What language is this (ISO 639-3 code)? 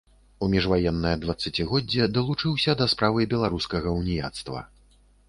bel